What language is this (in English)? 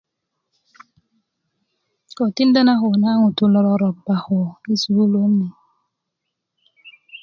Kuku